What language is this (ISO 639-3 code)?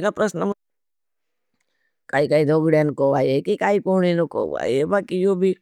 bhb